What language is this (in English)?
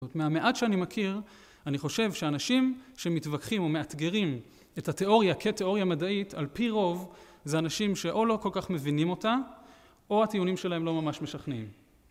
Hebrew